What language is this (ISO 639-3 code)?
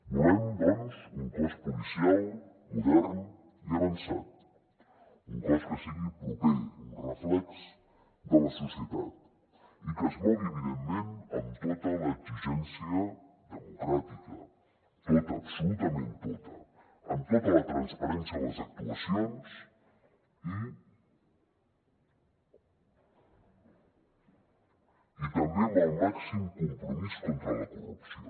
cat